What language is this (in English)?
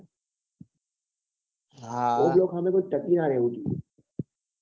Gujarati